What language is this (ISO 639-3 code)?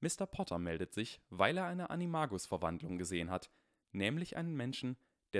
deu